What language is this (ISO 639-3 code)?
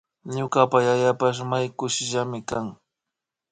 qvi